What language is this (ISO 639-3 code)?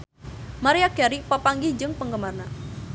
sun